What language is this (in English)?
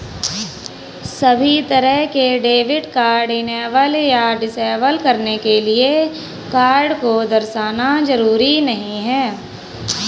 Hindi